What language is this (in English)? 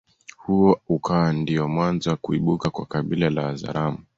Swahili